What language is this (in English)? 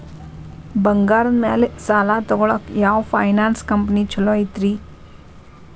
Kannada